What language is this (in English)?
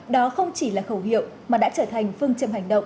Vietnamese